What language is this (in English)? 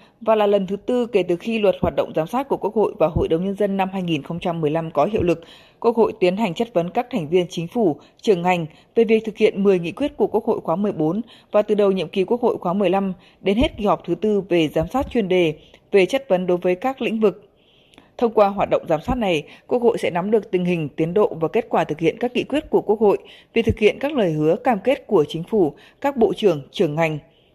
Vietnamese